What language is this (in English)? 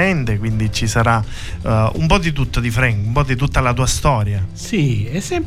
Italian